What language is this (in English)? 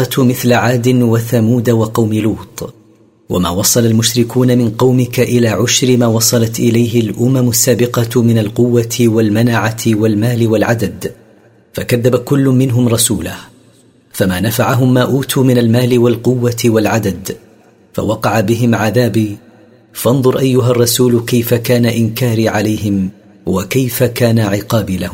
Arabic